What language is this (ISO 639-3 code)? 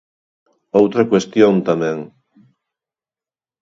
glg